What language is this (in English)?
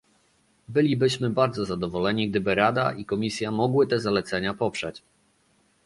Polish